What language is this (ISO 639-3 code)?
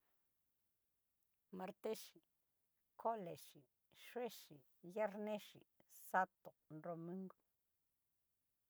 miu